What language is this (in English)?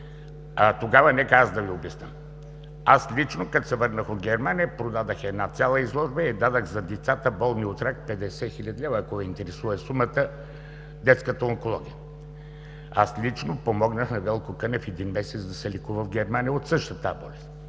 Bulgarian